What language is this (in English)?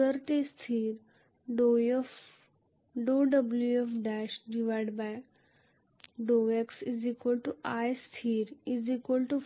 Marathi